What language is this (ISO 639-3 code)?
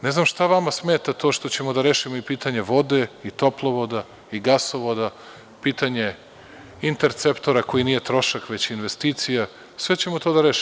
srp